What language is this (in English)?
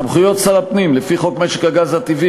Hebrew